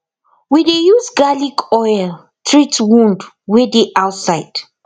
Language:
Nigerian Pidgin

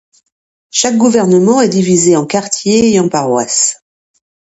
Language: French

